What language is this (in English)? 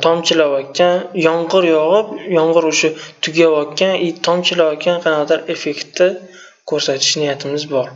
Turkish